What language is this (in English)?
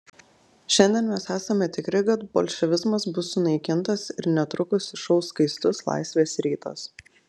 Lithuanian